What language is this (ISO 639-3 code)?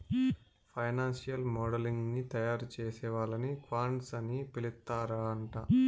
tel